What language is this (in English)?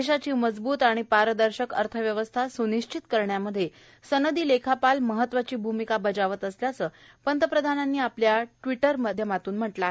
Marathi